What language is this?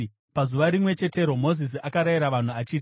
Shona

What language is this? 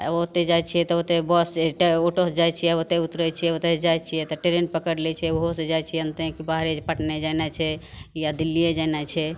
Maithili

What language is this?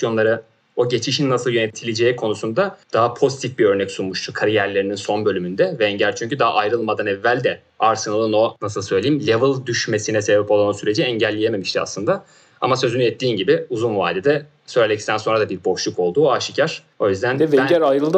Turkish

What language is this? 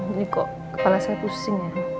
Indonesian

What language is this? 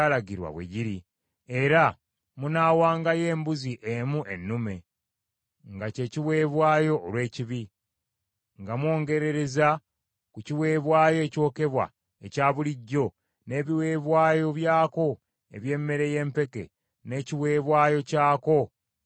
Ganda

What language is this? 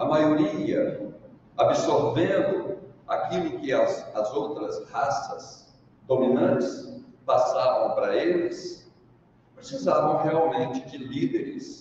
Portuguese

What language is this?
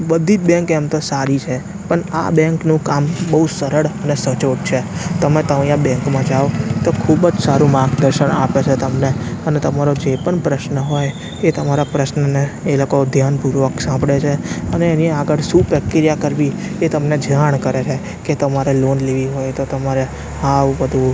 Gujarati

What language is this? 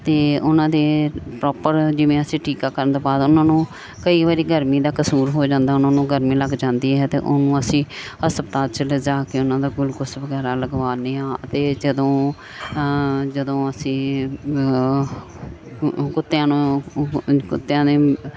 Punjabi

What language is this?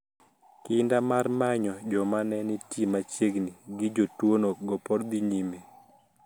Luo (Kenya and Tanzania)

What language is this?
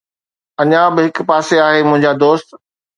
Sindhi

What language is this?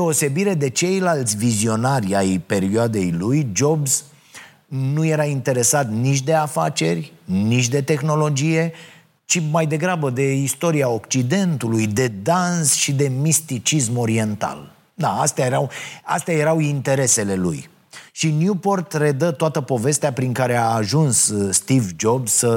Romanian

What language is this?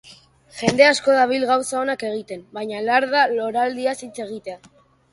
Basque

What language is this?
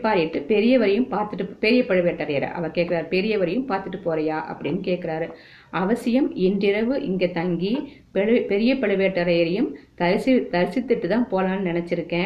Tamil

